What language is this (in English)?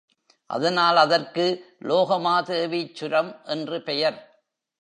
Tamil